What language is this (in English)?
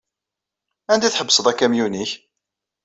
Kabyle